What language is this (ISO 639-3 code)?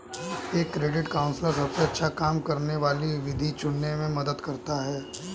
hin